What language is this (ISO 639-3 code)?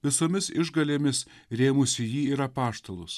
lit